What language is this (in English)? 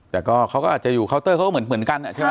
Thai